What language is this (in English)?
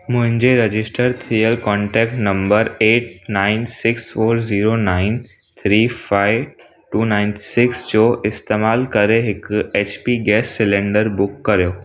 Sindhi